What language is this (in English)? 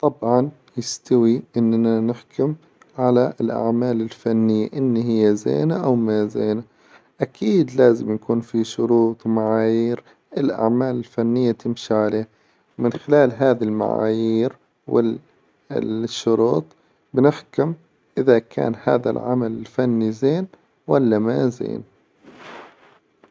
Hijazi Arabic